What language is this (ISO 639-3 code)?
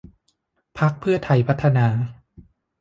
tha